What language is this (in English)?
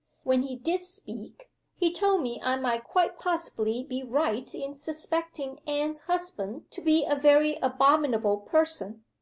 English